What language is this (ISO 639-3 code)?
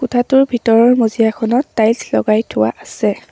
asm